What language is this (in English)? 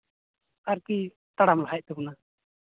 Santali